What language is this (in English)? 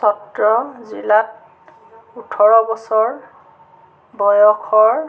Assamese